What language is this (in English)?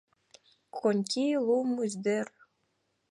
Mari